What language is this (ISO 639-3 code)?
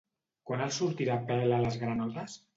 cat